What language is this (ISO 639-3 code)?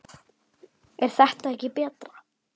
isl